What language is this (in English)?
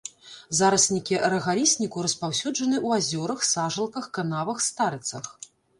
Belarusian